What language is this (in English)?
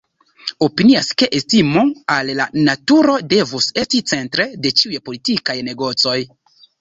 Esperanto